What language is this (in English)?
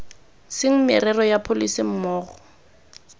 Tswana